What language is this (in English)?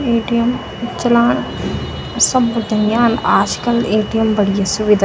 Garhwali